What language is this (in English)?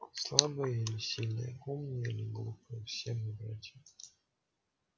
Russian